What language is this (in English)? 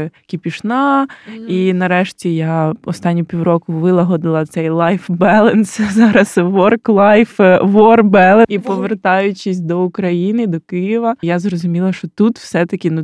Ukrainian